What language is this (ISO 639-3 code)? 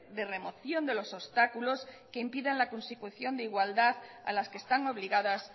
spa